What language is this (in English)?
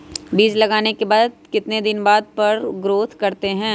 Magahi